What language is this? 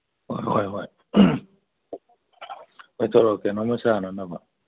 Manipuri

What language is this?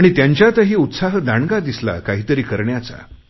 Marathi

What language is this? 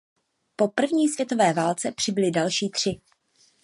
Czech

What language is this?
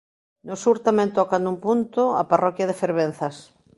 Galician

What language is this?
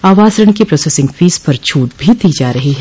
Hindi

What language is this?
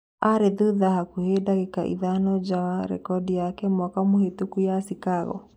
Kikuyu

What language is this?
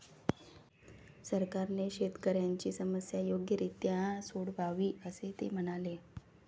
Marathi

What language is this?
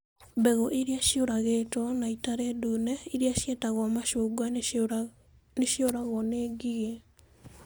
Kikuyu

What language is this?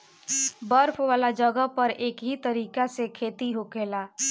Bhojpuri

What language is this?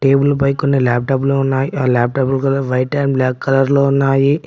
Telugu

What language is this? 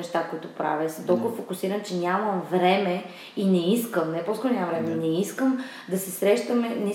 Bulgarian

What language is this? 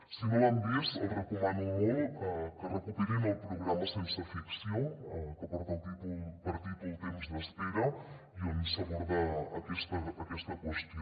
Catalan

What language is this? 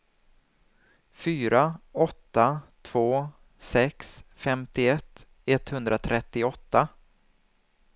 Swedish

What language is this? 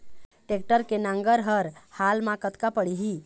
Chhattisgarhi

